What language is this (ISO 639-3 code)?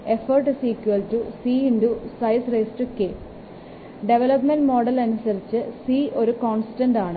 mal